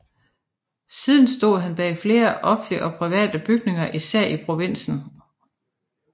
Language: Danish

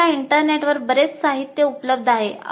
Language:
Marathi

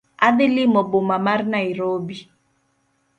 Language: Luo (Kenya and Tanzania)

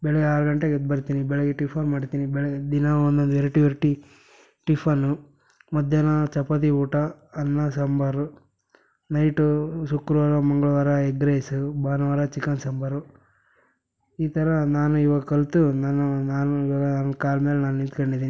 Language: Kannada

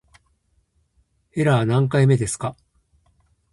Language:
Japanese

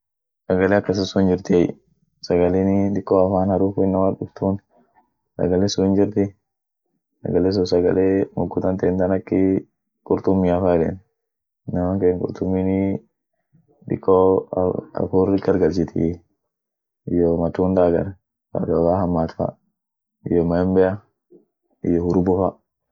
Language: Orma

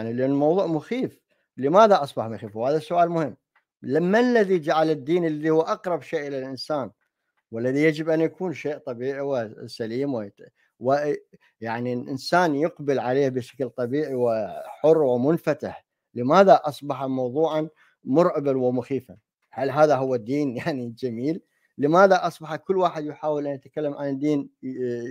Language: Arabic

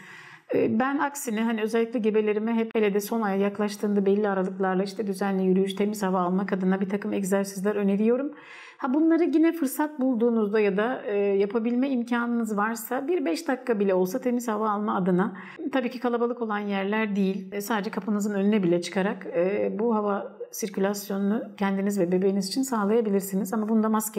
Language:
Turkish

